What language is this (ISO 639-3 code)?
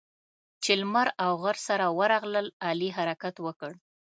pus